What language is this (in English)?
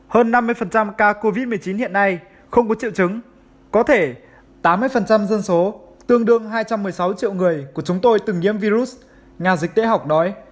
Vietnamese